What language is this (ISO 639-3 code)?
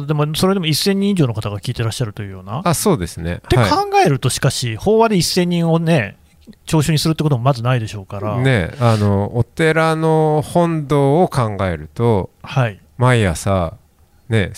jpn